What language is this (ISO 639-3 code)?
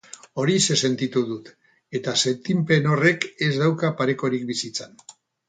eus